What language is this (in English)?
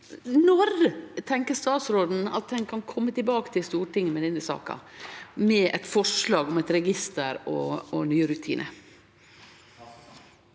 Norwegian